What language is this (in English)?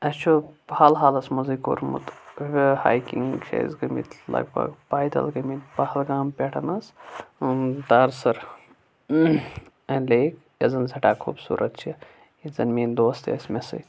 Kashmiri